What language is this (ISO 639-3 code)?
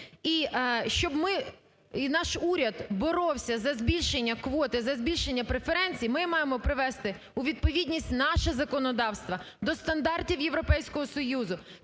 ukr